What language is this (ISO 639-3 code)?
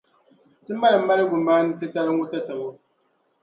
dag